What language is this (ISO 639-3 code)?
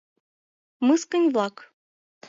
chm